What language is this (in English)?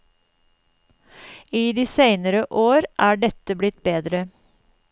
Norwegian